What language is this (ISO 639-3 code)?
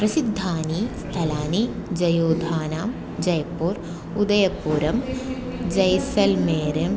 san